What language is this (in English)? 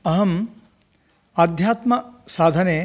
Sanskrit